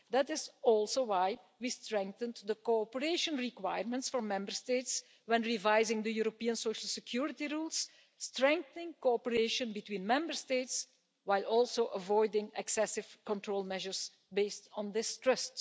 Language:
English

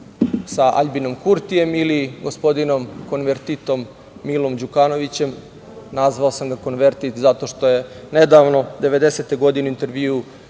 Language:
Serbian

